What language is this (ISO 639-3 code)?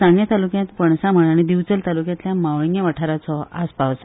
kok